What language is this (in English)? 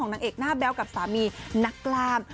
Thai